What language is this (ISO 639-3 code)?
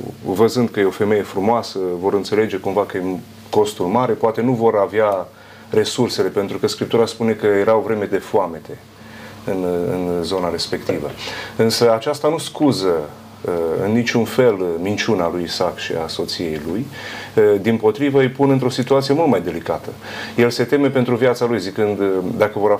ron